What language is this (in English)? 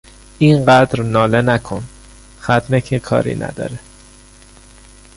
Persian